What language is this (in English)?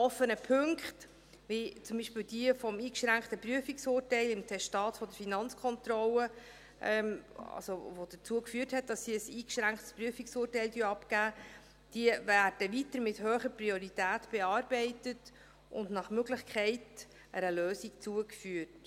Swiss German